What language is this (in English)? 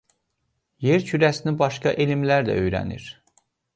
Azerbaijani